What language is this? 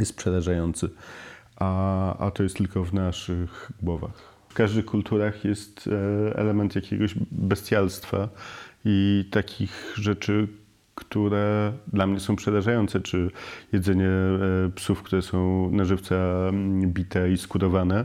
Polish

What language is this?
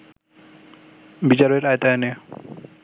Bangla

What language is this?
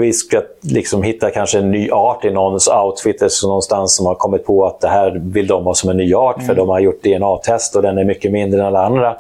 Swedish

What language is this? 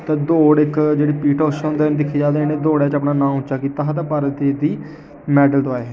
Dogri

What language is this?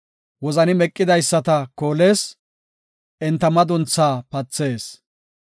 Gofa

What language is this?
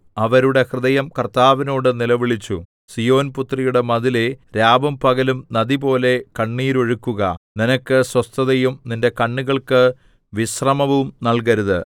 Malayalam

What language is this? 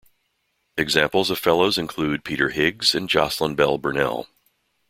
English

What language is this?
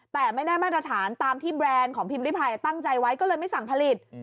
Thai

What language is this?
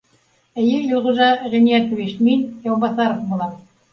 Bashkir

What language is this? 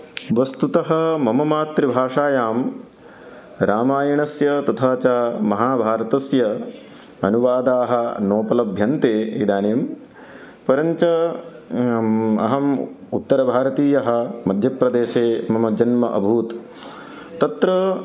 Sanskrit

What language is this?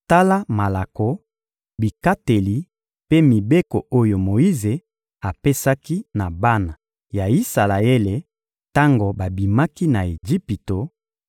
Lingala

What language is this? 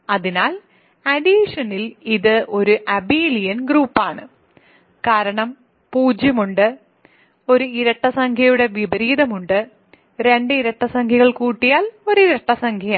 Malayalam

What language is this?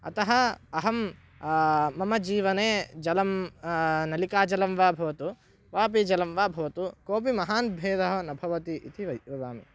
Sanskrit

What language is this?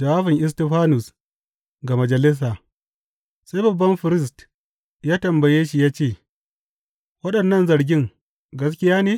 Hausa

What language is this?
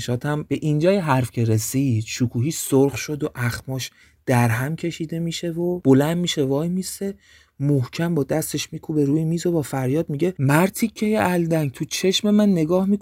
Persian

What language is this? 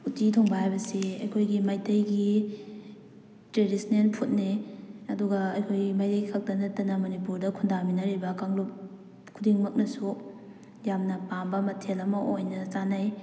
Manipuri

